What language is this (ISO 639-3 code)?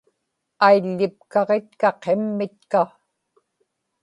ipk